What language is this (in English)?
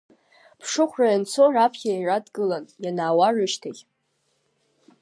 Abkhazian